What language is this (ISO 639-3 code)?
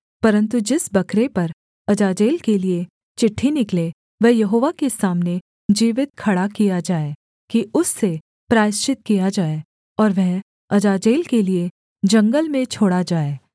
hin